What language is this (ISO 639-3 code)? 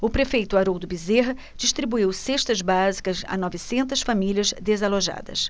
por